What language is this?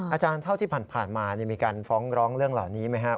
Thai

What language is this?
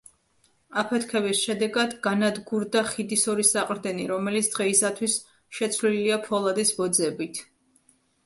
Georgian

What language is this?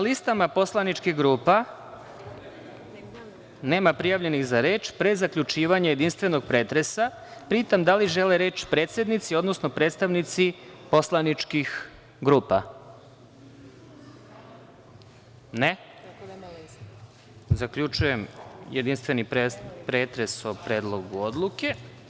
Serbian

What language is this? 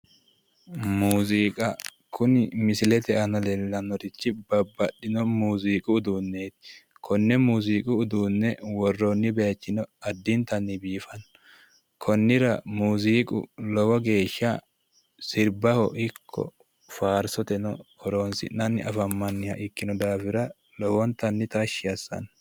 Sidamo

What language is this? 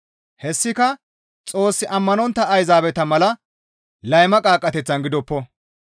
Gamo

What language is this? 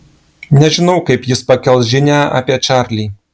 Lithuanian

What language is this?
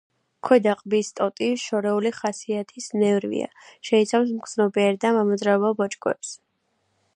Georgian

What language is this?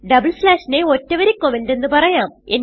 Malayalam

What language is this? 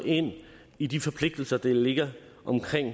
Danish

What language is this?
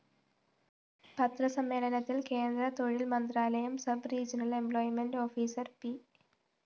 Malayalam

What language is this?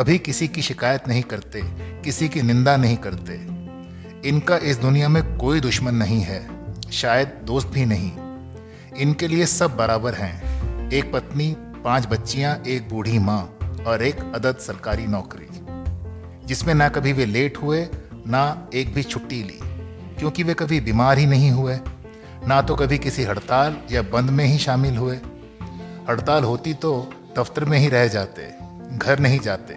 Hindi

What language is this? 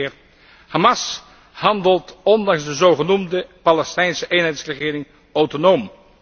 Dutch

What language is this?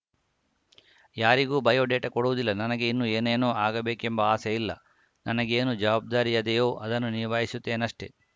Kannada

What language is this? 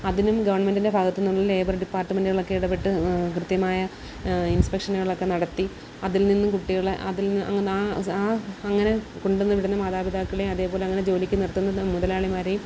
Malayalam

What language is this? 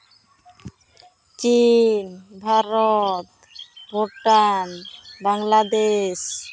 Santali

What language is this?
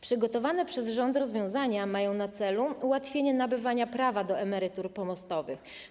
Polish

